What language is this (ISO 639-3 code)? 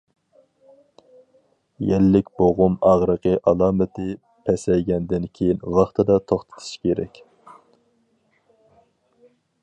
uig